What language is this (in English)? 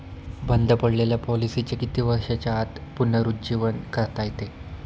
Marathi